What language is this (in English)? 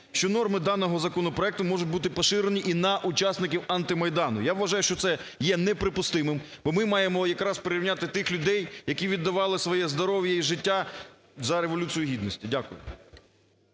Ukrainian